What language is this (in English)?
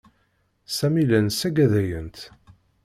Kabyle